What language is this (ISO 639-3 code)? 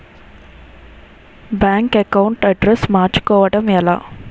tel